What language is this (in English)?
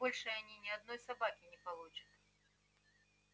Russian